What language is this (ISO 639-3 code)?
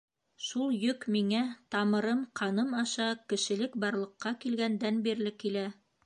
bak